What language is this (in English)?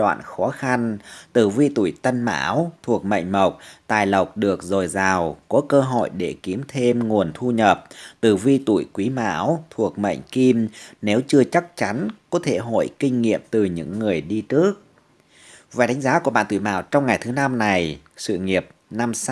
Vietnamese